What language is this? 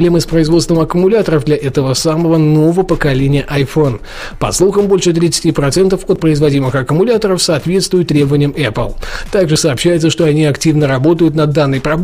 Russian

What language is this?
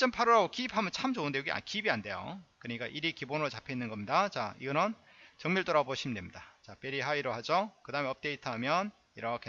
Korean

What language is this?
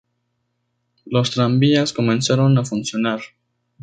Spanish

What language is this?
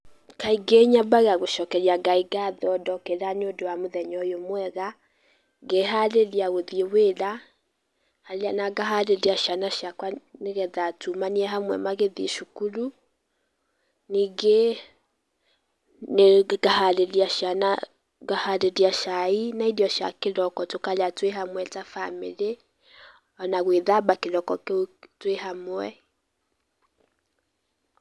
Kikuyu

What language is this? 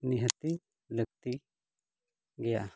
Santali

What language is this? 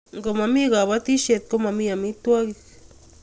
Kalenjin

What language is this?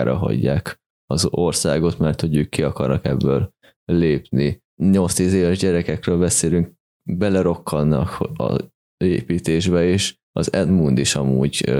Hungarian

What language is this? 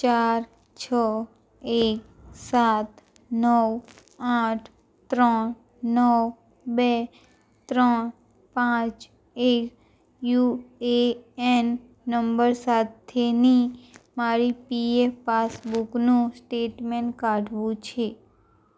Gujarati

